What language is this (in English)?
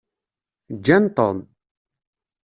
Kabyle